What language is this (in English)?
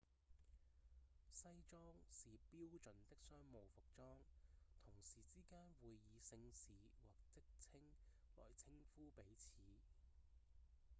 Cantonese